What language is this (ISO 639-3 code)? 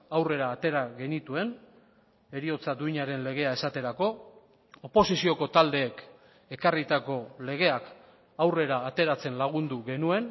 eus